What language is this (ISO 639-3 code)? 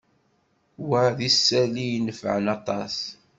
kab